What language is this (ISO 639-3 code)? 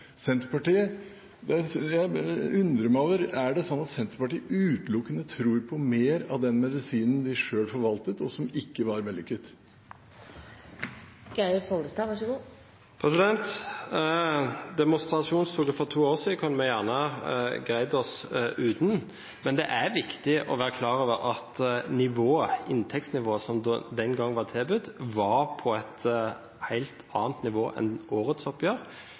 nob